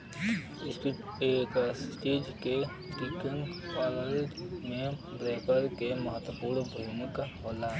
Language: Bhojpuri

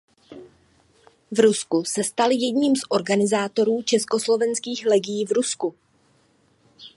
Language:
Czech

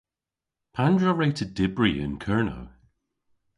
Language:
Cornish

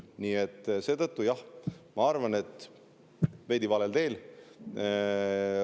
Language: Estonian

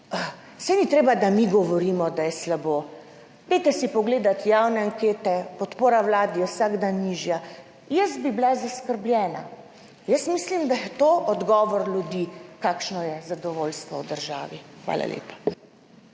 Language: Slovenian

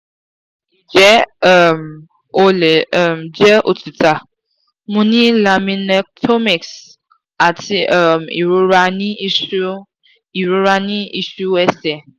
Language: Yoruba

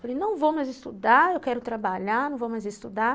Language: Portuguese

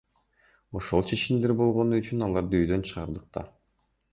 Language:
Kyrgyz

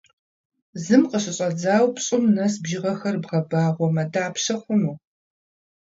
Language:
Kabardian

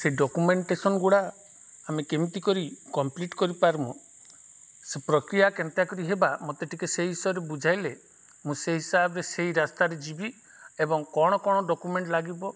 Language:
Odia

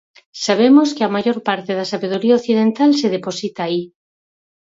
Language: Galician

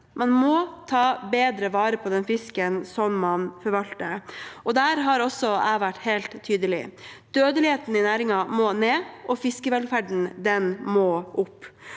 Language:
Norwegian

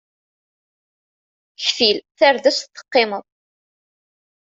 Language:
Kabyle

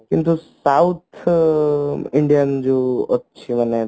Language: Odia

